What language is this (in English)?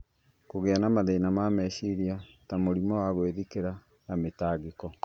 Kikuyu